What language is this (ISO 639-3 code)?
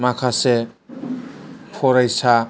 brx